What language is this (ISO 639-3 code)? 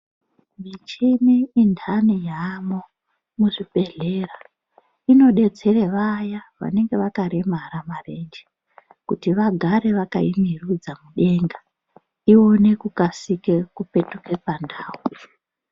ndc